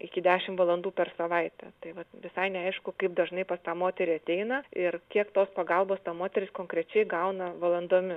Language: Lithuanian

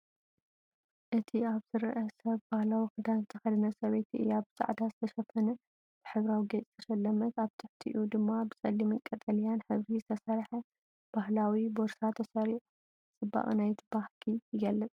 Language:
Tigrinya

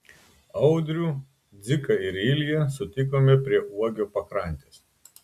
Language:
Lithuanian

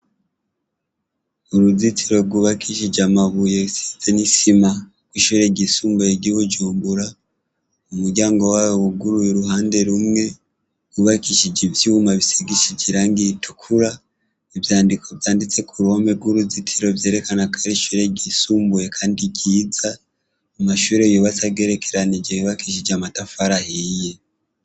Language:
Rundi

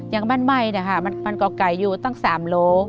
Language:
Thai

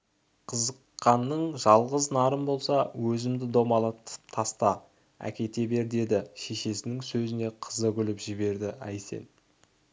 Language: Kazakh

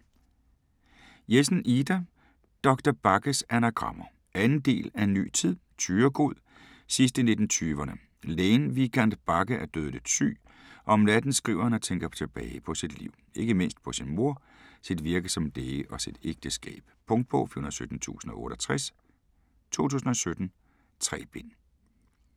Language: Danish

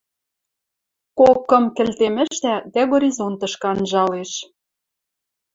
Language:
Western Mari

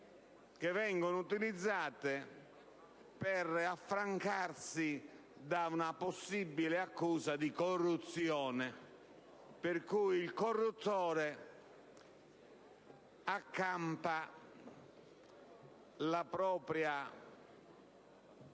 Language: Italian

